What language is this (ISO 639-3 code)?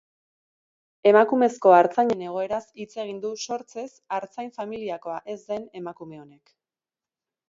eus